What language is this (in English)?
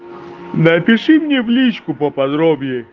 Russian